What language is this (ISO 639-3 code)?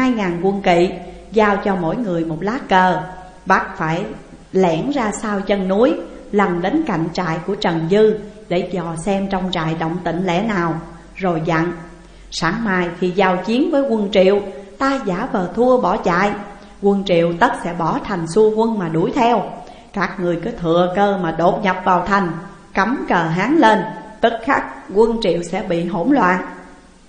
vie